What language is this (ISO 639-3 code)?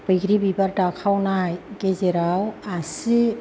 brx